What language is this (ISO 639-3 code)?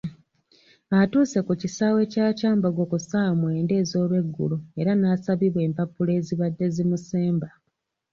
lug